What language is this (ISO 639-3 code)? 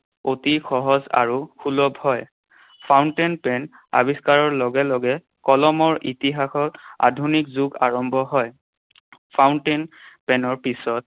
asm